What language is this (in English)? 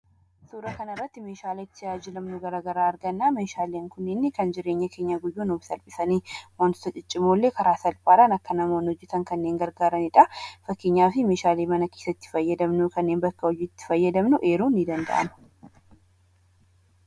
Oromo